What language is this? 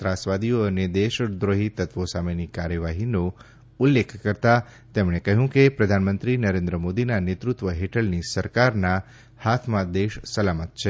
Gujarati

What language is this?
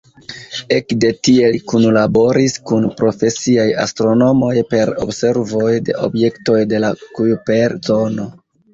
Esperanto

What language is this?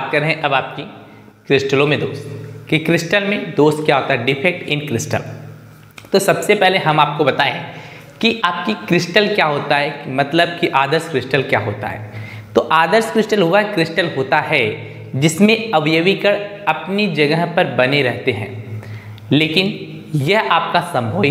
Hindi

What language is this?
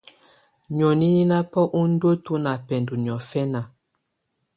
Tunen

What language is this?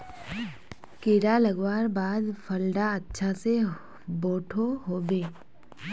Magahi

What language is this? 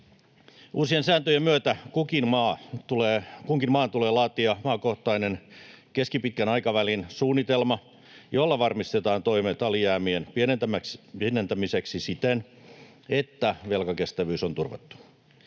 Finnish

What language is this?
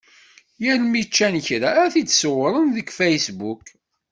Kabyle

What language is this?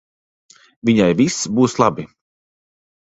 Latvian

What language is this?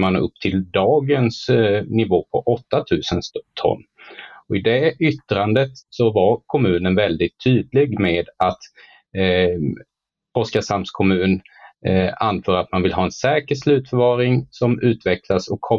Swedish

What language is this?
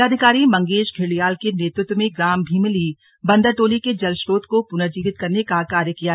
Hindi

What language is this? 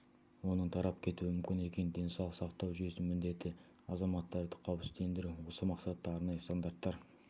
Kazakh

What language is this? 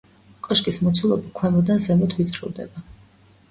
Georgian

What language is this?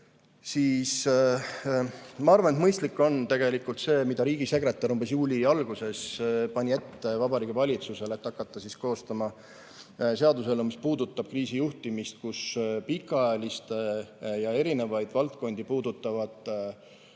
Estonian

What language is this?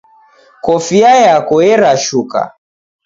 Taita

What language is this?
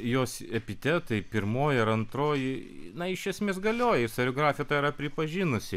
Lithuanian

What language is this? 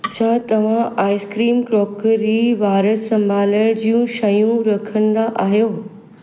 Sindhi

